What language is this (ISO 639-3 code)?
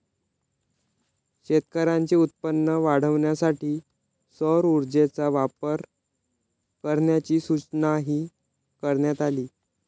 mar